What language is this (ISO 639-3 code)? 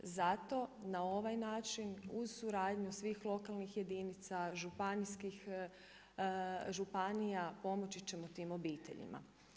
hrv